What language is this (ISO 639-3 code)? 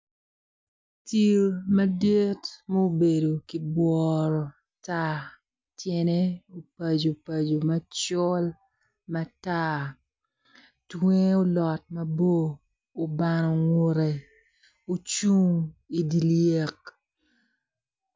ach